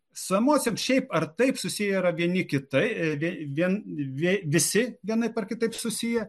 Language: Lithuanian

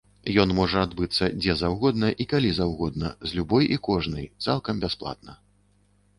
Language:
Belarusian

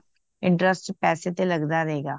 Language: Punjabi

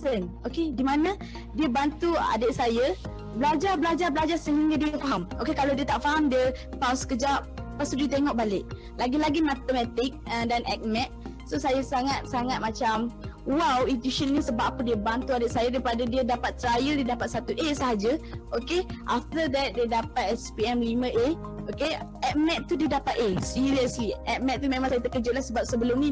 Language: Malay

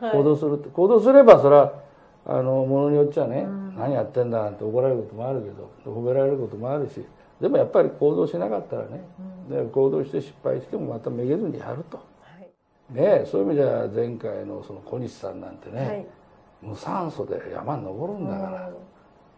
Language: Japanese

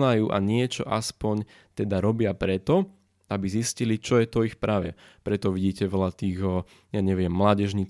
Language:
Slovak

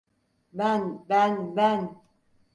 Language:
Turkish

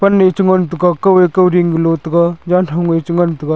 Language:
Wancho Naga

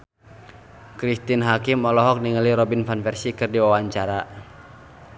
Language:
Sundanese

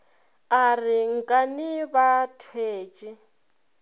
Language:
Northern Sotho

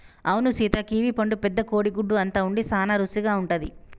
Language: Telugu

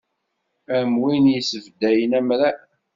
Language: Kabyle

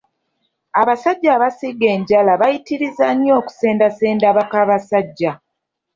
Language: Ganda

